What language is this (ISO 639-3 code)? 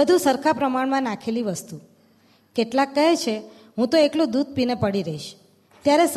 guj